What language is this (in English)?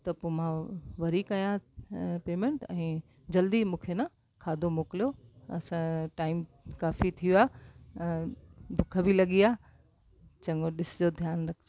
Sindhi